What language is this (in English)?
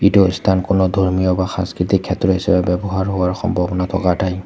Assamese